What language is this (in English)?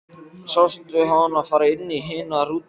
Icelandic